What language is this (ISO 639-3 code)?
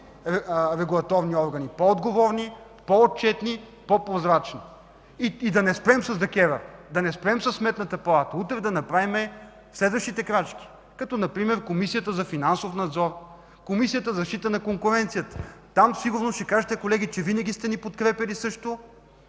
bul